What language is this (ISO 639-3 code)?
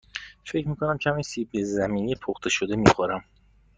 fas